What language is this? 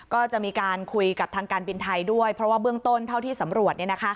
Thai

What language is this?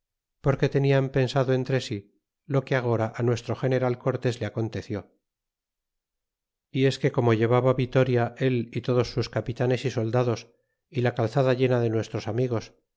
Spanish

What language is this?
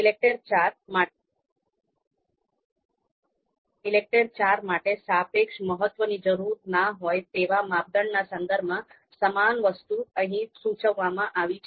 Gujarati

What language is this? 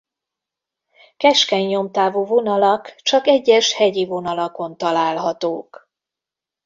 Hungarian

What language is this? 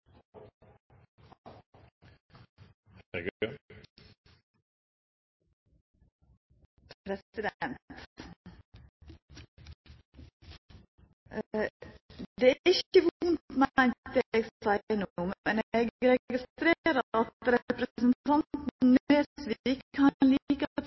Norwegian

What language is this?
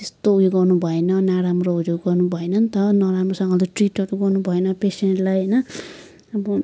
Nepali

